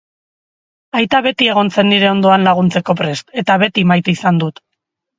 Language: Basque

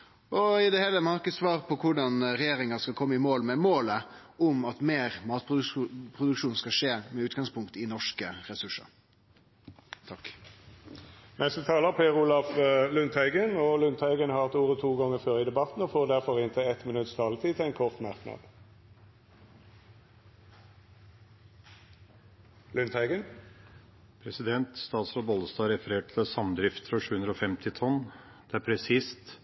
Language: Norwegian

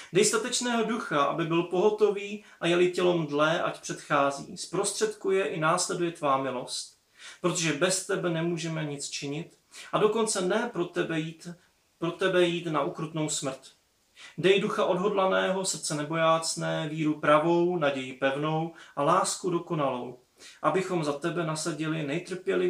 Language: Czech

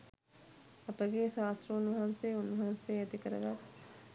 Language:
Sinhala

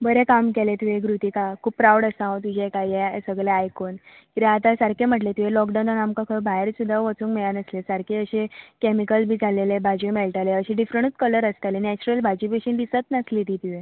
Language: Konkani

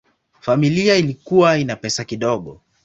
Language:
Swahili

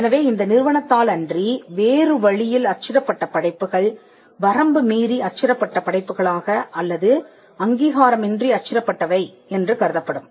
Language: Tamil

